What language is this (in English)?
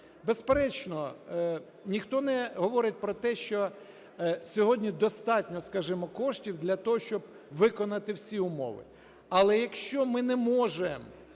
Ukrainian